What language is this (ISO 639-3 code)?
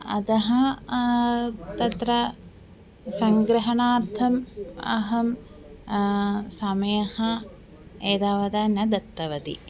san